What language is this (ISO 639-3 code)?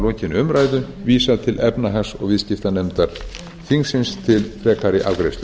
isl